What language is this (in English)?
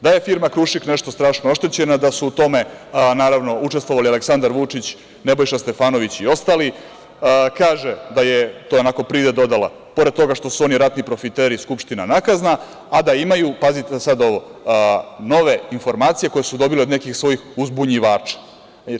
Serbian